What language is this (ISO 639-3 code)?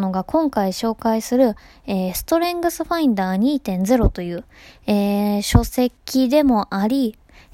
jpn